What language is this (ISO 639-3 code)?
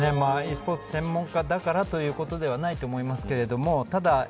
jpn